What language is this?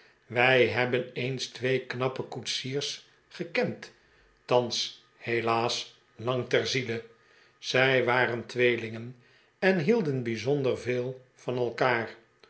Dutch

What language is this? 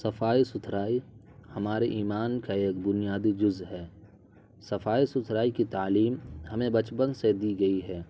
Urdu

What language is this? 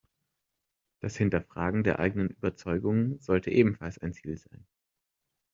German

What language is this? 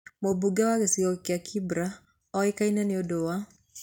Kikuyu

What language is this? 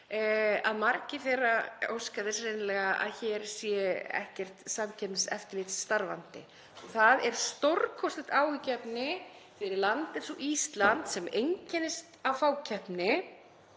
Icelandic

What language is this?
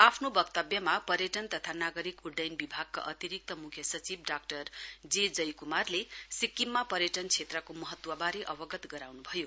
Nepali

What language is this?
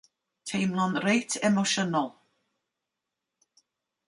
Welsh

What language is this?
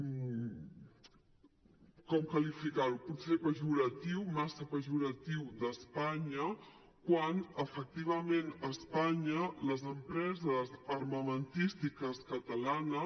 Catalan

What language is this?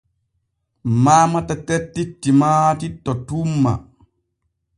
Borgu Fulfulde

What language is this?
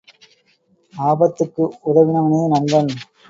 Tamil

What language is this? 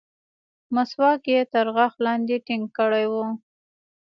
Pashto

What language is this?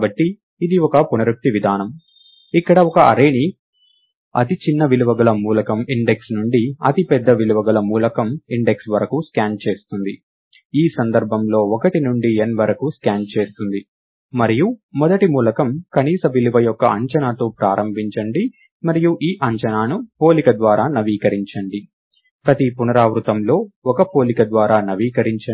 Telugu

